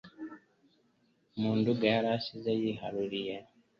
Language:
Kinyarwanda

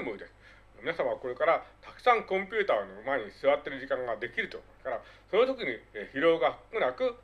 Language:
Japanese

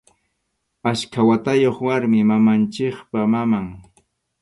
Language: Arequipa-La Unión Quechua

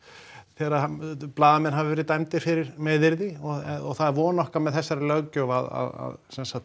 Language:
Icelandic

